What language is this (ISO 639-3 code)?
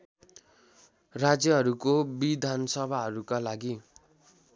nep